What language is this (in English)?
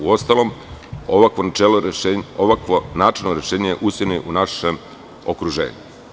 Serbian